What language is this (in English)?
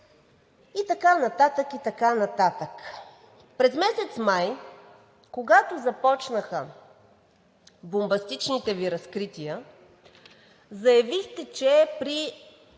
Bulgarian